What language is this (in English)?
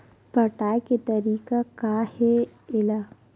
Chhattisgarhi